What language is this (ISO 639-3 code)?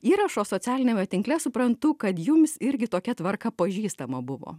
lit